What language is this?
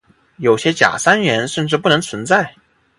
Chinese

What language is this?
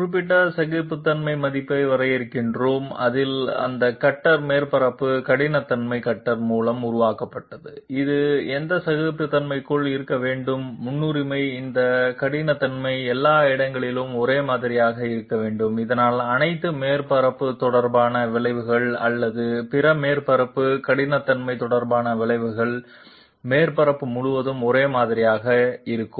Tamil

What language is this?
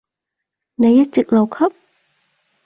Cantonese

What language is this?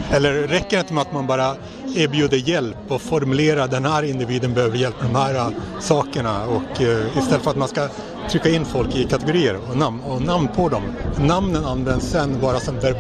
Swedish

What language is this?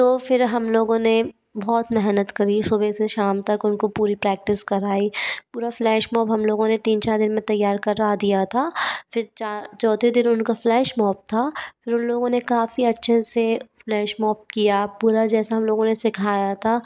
Hindi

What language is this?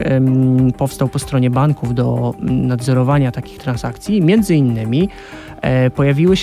Polish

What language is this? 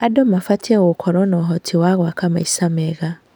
Kikuyu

